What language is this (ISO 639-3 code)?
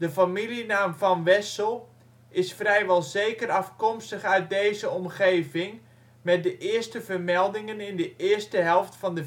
nld